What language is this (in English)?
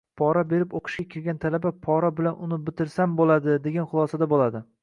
Uzbek